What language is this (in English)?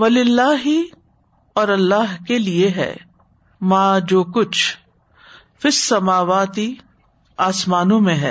Urdu